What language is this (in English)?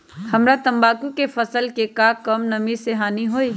Magahi